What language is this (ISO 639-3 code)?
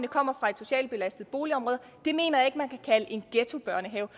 dan